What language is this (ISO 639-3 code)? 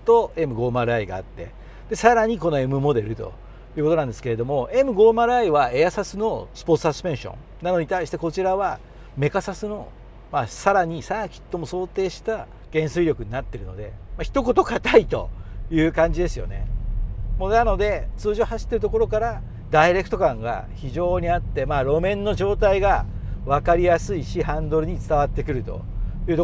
jpn